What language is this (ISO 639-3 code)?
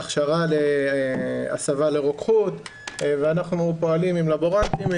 heb